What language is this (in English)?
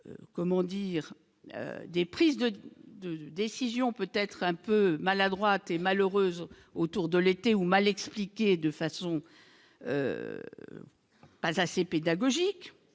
French